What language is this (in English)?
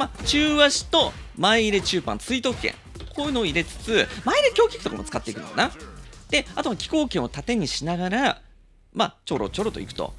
Japanese